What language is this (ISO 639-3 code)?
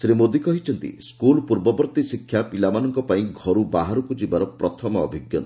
ori